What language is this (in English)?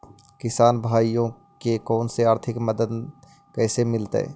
Magahi